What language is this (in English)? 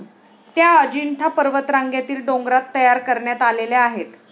Marathi